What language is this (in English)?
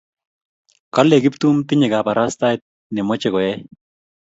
Kalenjin